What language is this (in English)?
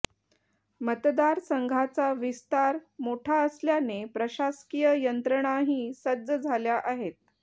Marathi